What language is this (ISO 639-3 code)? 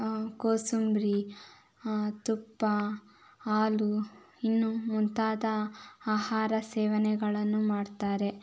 kan